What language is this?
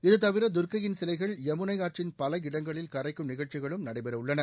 Tamil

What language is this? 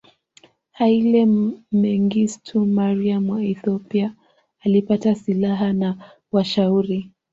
Swahili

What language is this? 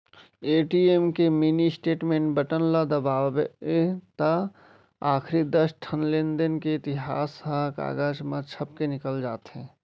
Chhattisgarhi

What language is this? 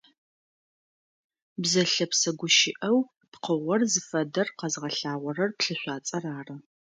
Adyghe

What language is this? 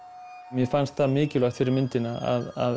Icelandic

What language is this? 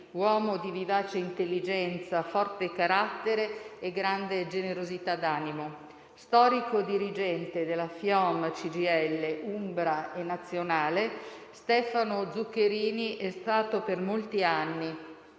Italian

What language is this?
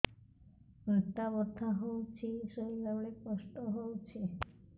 Odia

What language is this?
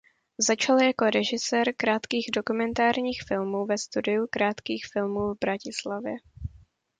Czech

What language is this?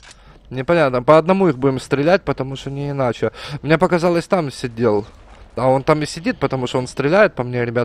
Russian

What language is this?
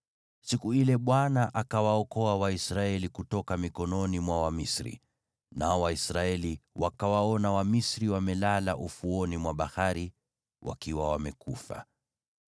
Swahili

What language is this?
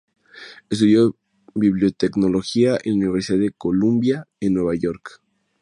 Spanish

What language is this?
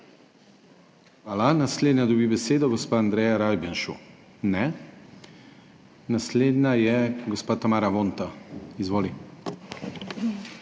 Slovenian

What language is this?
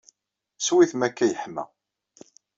Kabyle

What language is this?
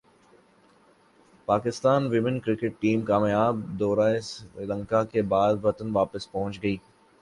Urdu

